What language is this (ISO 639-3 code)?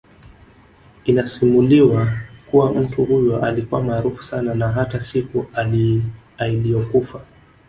swa